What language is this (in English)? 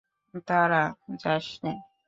Bangla